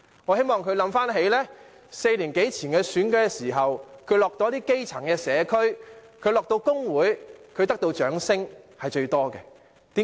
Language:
Cantonese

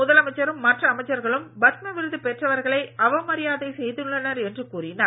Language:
Tamil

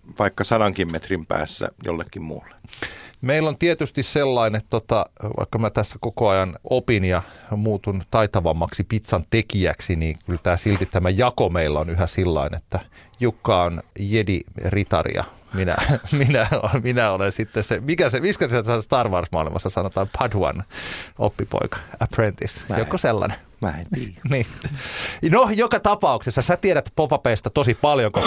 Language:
Finnish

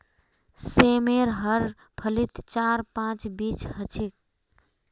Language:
Magahi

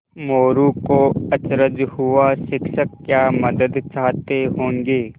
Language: Hindi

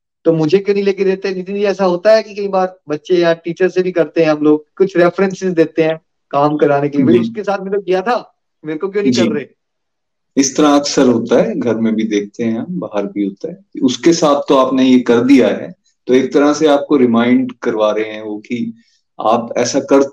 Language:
Hindi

